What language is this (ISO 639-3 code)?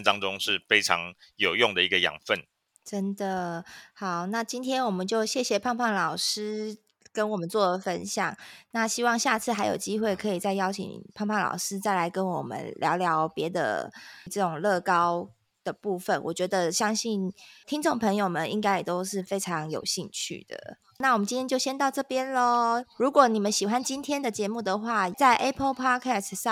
zho